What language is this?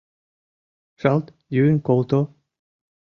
Mari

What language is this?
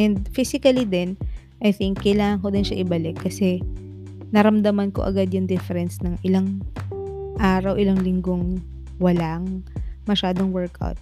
Filipino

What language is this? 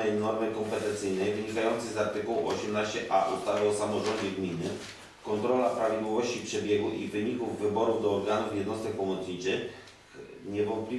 Polish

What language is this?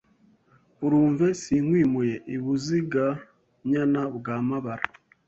Kinyarwanda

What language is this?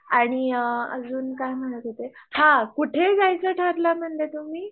Marathi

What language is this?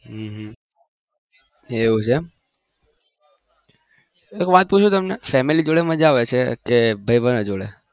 Gujarati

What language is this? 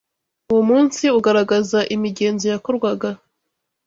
Kinyarwanda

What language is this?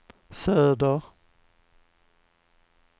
Swedish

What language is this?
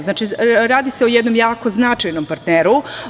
Serbian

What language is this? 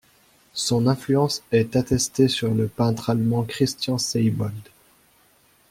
French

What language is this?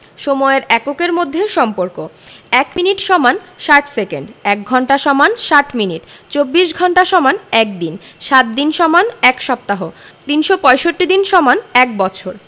Bangla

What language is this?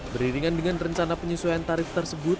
Indonesian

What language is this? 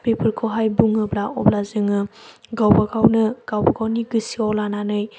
Bodo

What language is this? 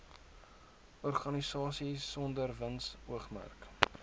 Afrikaans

